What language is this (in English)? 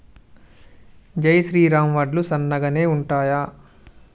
Telugu